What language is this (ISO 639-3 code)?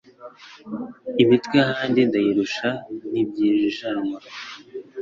kin